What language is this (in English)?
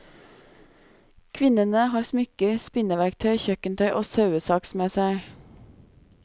Norwegian